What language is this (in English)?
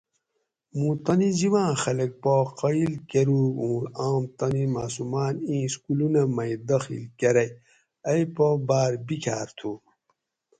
Gawri